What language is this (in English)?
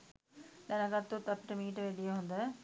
Sinhala